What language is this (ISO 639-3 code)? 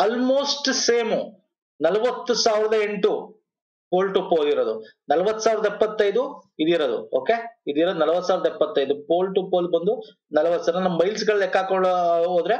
eng